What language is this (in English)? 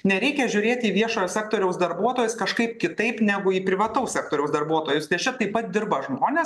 Lithuanian